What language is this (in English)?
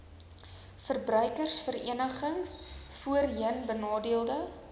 Afrikaans